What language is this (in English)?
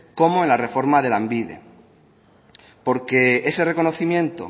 Spanish